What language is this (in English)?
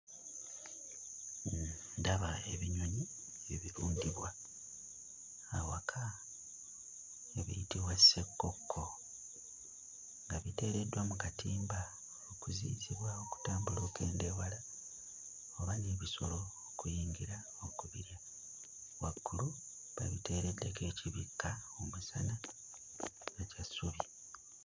Ganda